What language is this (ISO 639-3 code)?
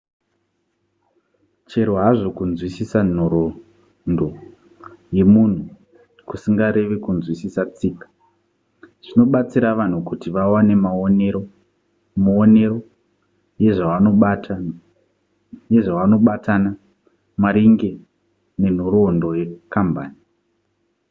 sna